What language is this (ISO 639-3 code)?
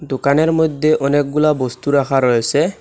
ben